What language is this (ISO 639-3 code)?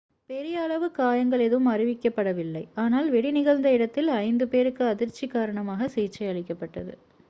tam